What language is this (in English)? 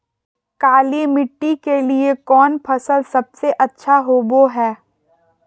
Magahi